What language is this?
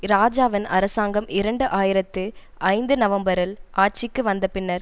Tamil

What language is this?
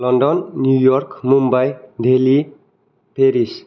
Bodo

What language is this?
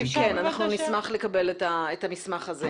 Hebrew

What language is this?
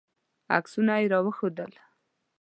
Pashto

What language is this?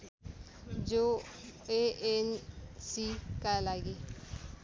Nepali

